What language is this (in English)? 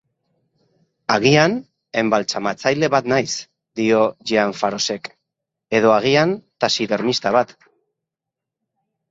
Basque